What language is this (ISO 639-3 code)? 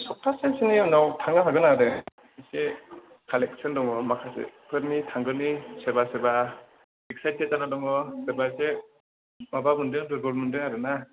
brx